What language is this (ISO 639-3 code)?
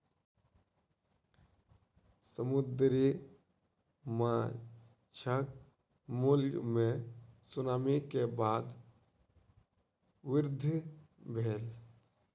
mai